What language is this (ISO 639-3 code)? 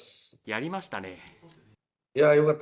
jpn